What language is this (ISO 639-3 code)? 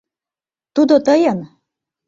chm